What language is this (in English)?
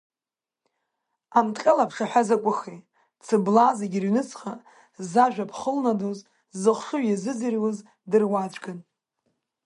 Abkhazian